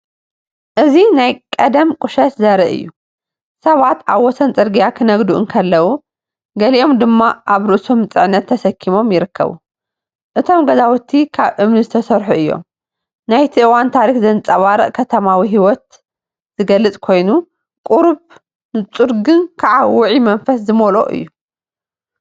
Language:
Tigrinya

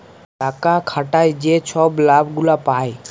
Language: Bangla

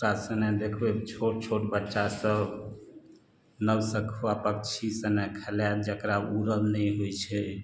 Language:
Maithili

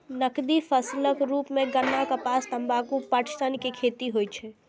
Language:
Maithili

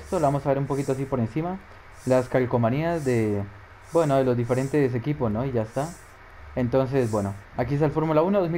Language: Spanish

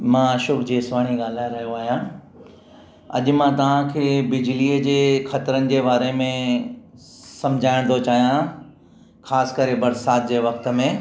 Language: Sindhi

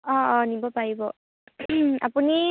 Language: Assamese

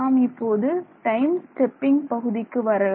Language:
Tamil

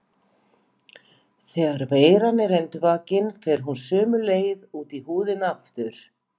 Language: Icelandic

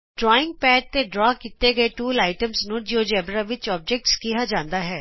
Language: Punjabi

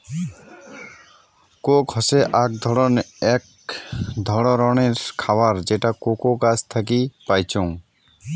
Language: Bangla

